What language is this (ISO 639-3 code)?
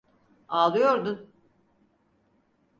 tur